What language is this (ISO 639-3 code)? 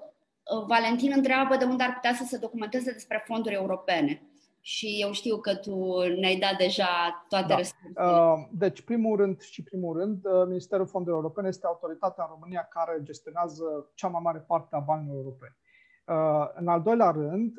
ron